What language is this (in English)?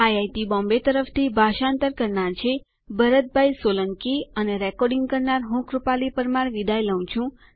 Gujarati